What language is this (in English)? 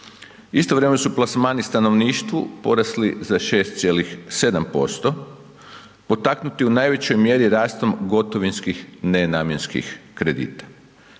Croatian